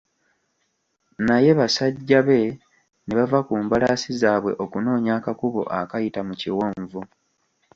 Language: Ganda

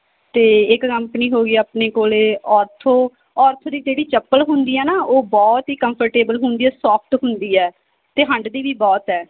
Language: Punjabi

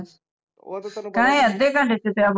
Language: Punjabi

